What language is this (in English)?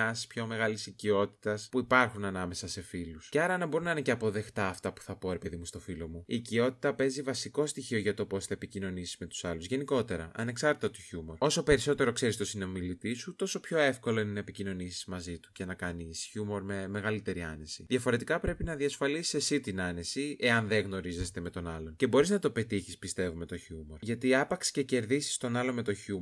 Greek